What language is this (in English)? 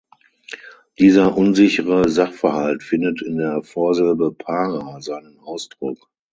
German